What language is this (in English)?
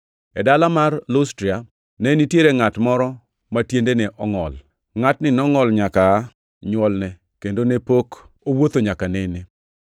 Luo (Kenya and Tanzania)